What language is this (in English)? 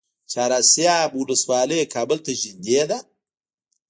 Pashto